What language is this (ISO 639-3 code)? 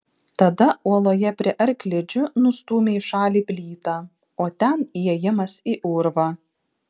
lit